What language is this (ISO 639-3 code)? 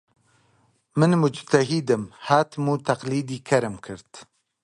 ckb